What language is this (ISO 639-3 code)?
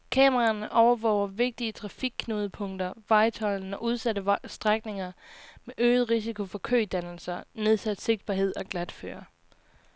dan